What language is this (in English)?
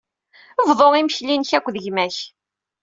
Kabyle